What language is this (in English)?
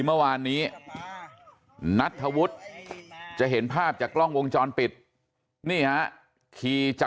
Thai